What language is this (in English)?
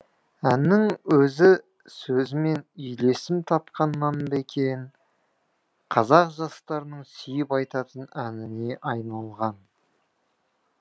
Kazakh